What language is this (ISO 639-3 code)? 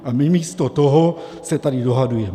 ces